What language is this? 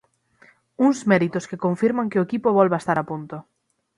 Galician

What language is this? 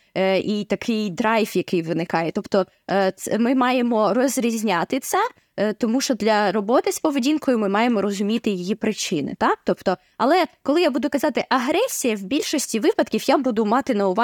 Ukrainian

